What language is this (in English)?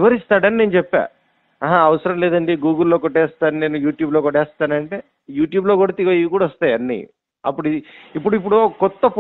Telugu